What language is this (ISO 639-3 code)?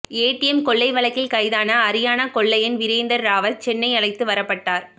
tam